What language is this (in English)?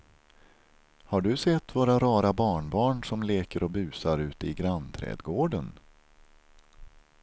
Swedish